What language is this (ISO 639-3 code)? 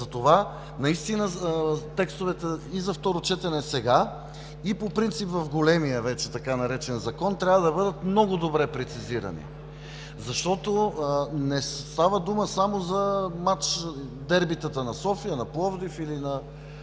bul